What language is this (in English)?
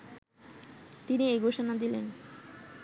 Bangla